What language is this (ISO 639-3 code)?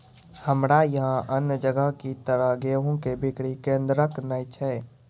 mai